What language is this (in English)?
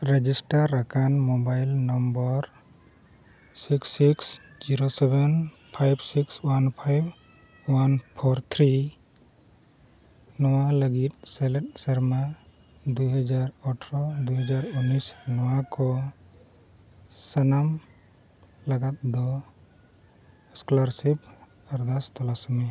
Santali